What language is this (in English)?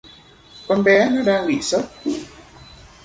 Vietnamese